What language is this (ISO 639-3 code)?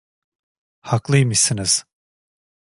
tur